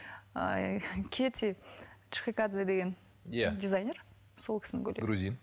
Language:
Kazakh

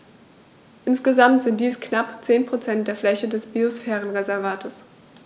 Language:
German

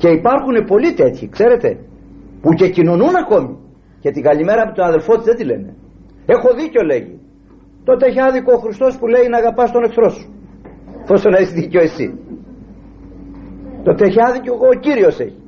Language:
Greek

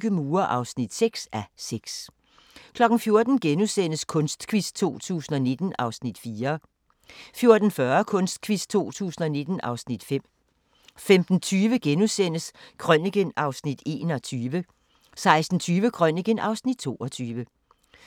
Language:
Danish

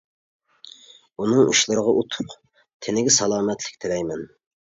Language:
Uyghur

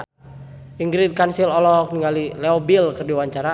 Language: Sundanese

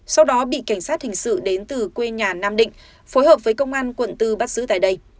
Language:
Vietnamese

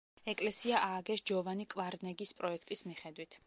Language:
Georgian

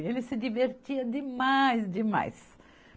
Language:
Portuguese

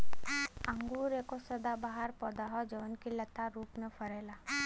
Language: Bhojpuri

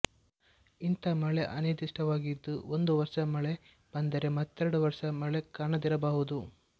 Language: Kannada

